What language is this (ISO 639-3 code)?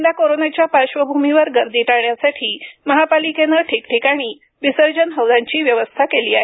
mar